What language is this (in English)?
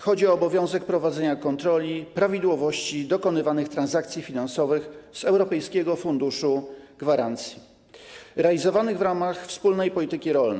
Polish